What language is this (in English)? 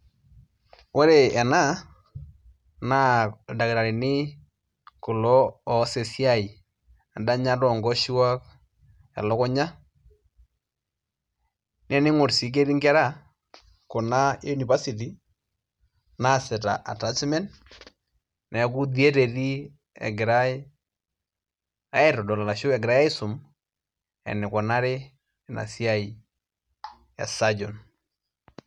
Masai